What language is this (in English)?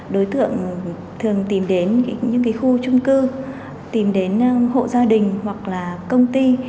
Vietnamese